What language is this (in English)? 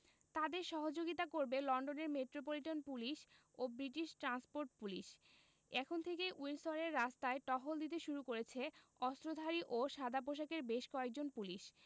Bangla